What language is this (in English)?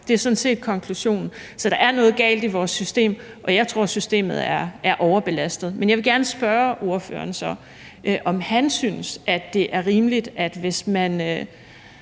Danish